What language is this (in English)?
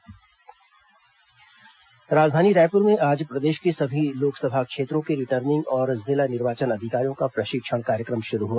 Hindi